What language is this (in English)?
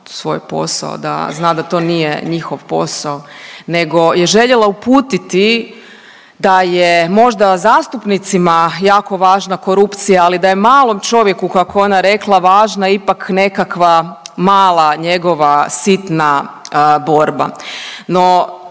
Croatian